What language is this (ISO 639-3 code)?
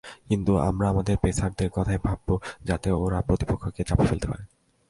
ben